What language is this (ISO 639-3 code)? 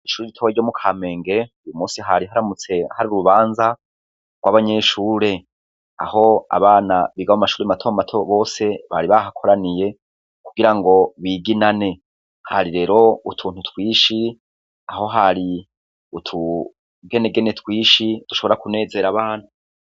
run